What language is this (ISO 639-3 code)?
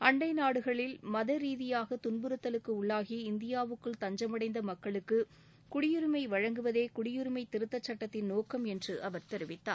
tam